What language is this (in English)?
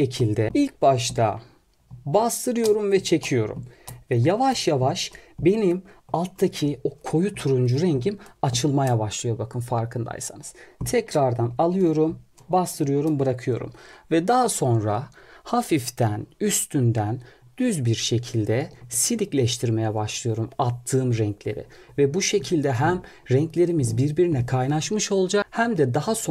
Turkish